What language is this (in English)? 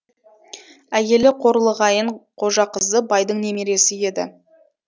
Kazakh